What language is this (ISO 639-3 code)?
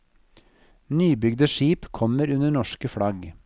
nor